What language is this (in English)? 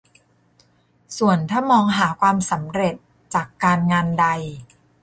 Thai